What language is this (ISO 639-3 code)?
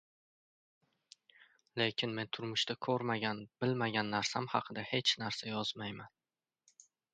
uzb